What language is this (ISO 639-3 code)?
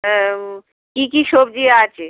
ben